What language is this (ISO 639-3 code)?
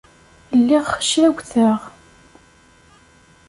kab